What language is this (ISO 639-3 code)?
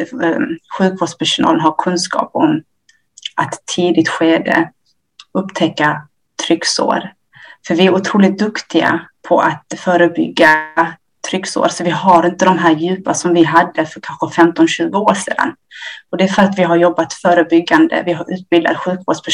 swe